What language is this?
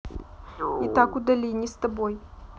Russian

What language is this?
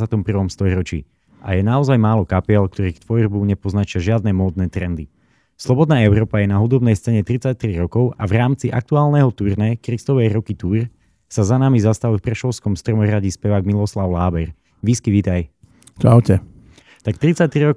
Slovak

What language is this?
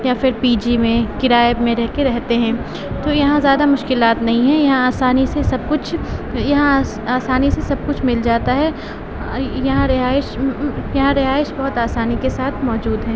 Urdu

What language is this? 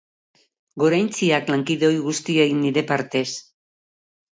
Basque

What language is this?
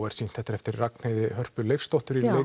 Icelandic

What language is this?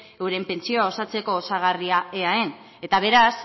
Basque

